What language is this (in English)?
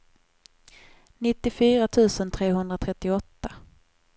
Swedish